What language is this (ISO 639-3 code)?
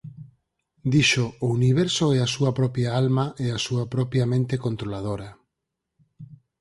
glg